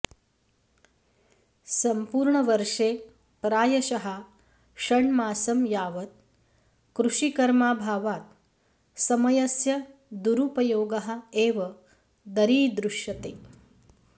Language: Sanskrit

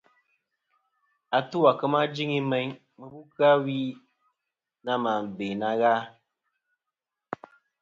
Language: Kom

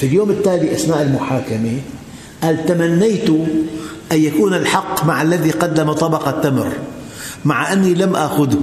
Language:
Arabic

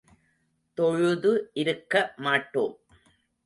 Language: Tamil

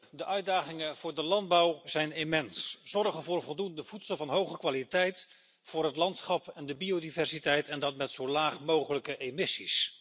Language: Dutch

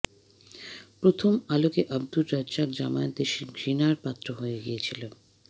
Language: Bangla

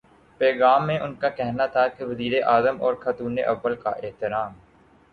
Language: Urdu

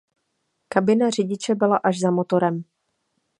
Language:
Czech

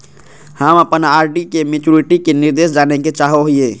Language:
Magahi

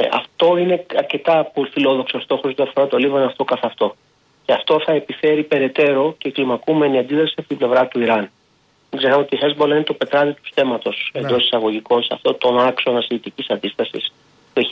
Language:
Greek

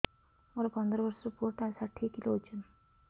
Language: Odia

